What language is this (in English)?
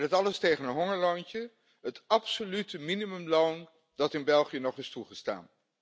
Dutch